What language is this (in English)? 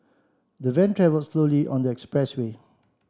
English